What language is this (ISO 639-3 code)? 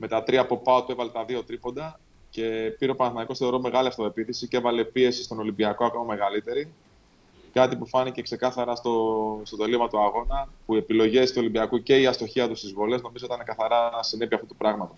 ell